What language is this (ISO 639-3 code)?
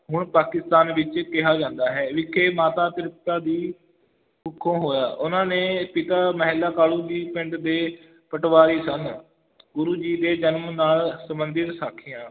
pan